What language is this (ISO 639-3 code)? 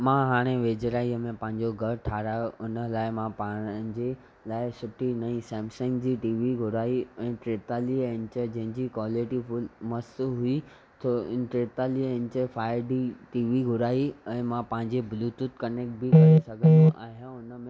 snd